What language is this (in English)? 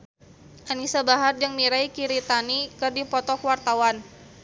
Sundanese